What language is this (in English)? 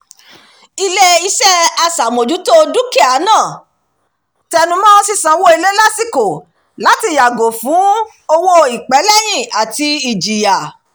Yoruba